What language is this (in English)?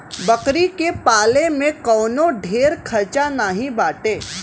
Bhojpuri